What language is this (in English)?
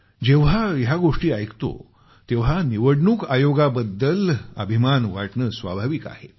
Marathi